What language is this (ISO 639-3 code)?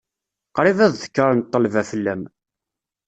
kab